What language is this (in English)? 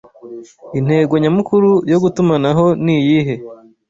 Kinyarwanda